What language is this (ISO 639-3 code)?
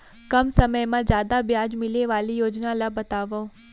hne